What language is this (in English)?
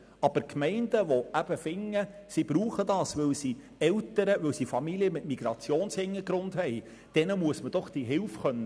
Swiss German